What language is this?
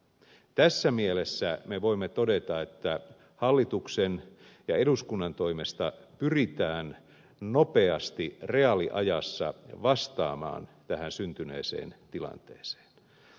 Finnish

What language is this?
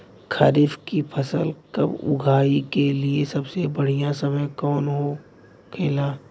Bhojpuri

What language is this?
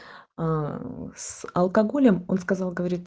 Russian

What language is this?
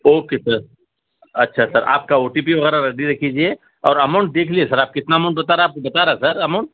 Urdu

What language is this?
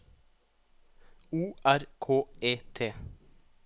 Norwegian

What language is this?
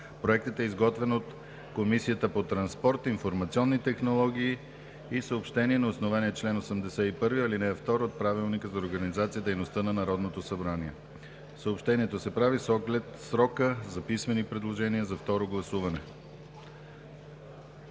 Bulgarian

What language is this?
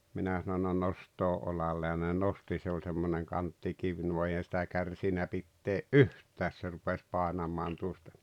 Finnish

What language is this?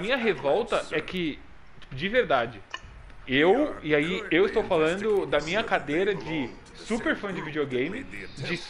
Portuguese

